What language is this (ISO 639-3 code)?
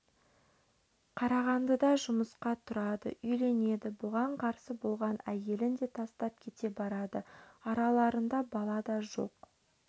kaz